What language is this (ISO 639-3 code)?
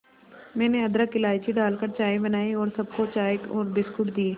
hin